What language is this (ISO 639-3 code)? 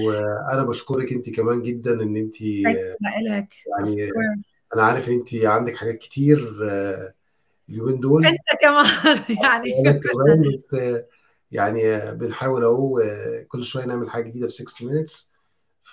ara